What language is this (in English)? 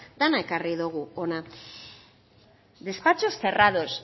Basque